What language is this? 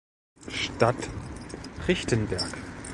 German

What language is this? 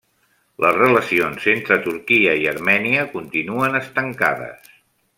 Catalan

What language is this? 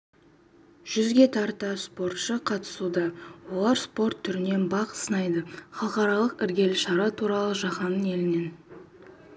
Kazakh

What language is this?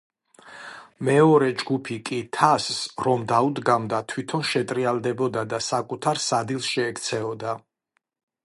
Georgian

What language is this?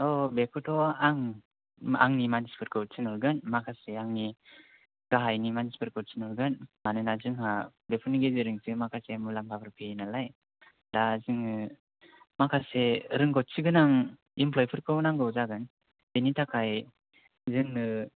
Bodo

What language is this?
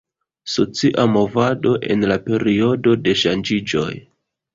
Esperanto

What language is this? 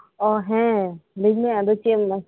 Santali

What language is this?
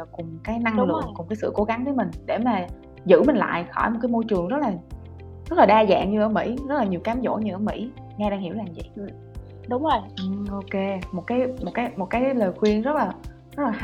Vietnamese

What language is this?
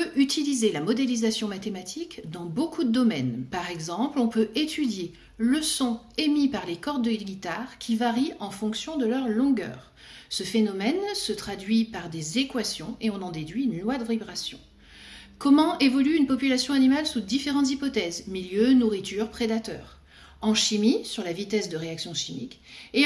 French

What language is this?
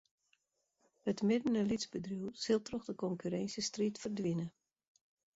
Western Frisian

